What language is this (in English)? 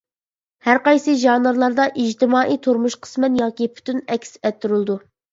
Uyghur